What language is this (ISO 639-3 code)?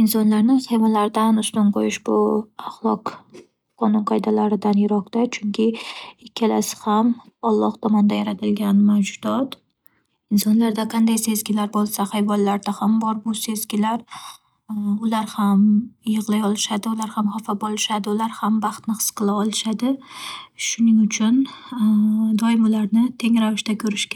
uzb